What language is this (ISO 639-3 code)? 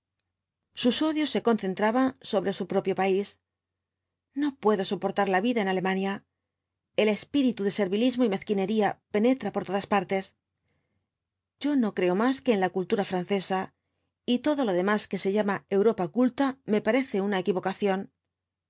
spa